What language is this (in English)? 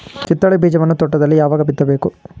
Kannada